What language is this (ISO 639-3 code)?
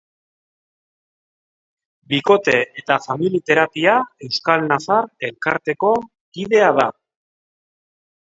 eus